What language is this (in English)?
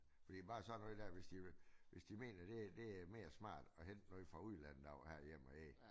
Danish